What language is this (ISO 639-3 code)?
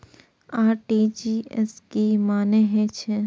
mai